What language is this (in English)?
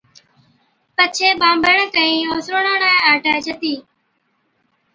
Od